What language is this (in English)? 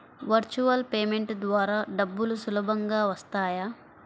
Telugu